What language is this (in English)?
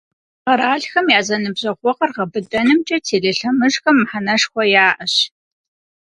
Kabardian